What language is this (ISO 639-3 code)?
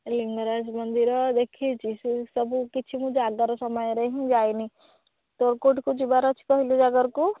ori